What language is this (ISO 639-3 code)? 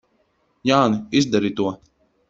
lav